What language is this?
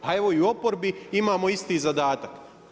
Croatian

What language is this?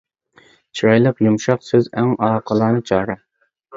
Uyghur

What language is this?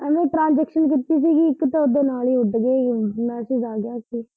Punjabi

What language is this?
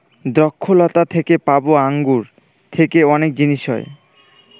Bangla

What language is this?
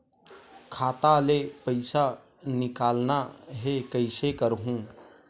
Chhattisgarhi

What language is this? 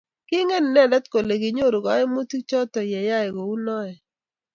Kalenjin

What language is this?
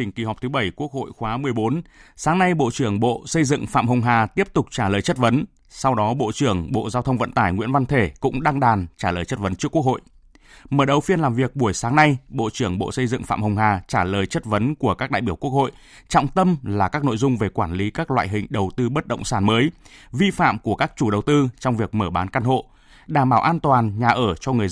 Vietnamese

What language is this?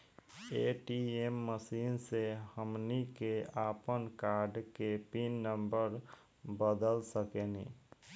Bhojpuri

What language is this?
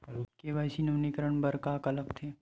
Chhattisgarhi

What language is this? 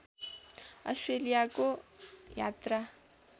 Nepali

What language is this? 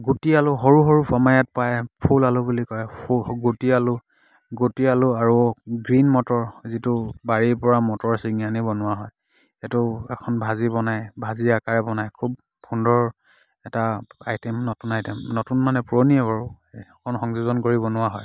Assamese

